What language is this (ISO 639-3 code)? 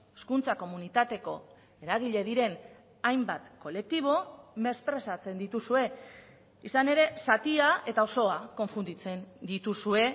eus